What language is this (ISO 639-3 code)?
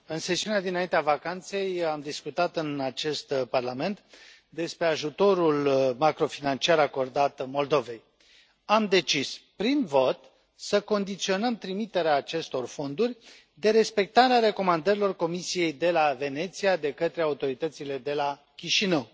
ron